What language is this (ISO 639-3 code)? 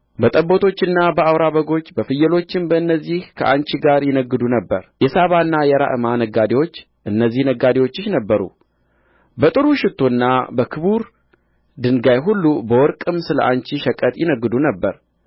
amh